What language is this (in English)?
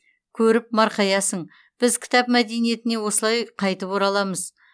Kazakh